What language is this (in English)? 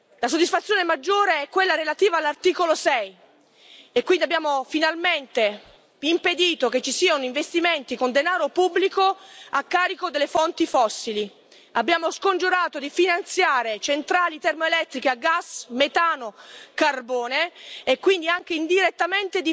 Italian